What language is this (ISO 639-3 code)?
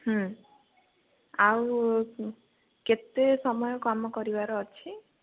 ori